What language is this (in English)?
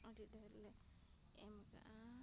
Santali